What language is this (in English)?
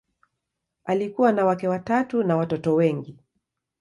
Swahili